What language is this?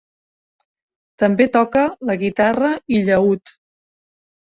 Catalan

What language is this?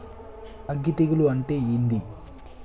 Telugu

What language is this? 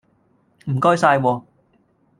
Cantonese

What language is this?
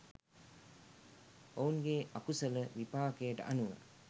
Sinhala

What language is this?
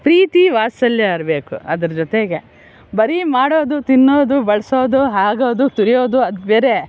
Kannada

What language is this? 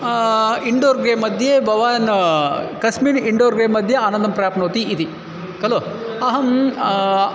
Sanskrit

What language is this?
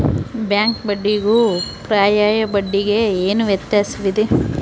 Kannada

